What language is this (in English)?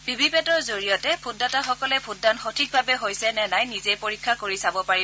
Assamese